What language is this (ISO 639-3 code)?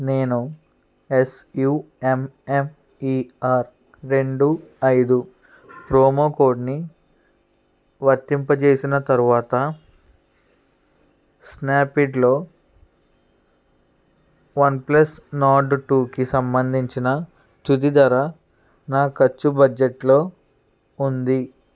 tel